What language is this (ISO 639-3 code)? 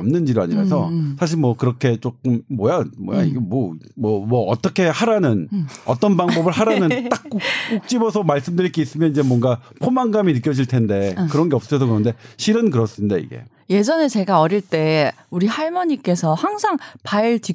kor